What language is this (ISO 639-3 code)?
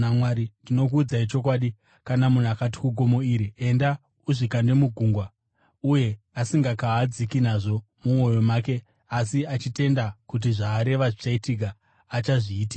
sna